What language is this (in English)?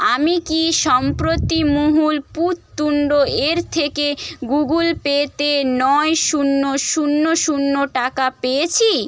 Bangla